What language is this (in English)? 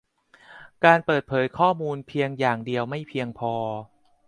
Thai